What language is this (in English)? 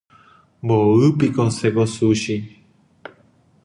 Guarani